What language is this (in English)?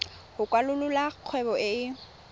Tswana